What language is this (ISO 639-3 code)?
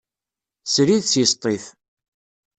kab